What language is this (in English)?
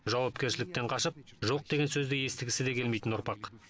Kazakh